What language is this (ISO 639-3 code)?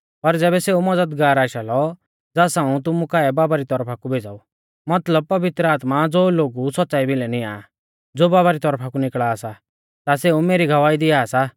bfz